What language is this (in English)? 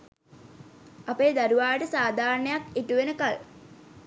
Sinhala